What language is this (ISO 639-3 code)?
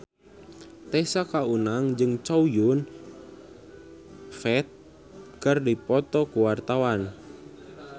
sun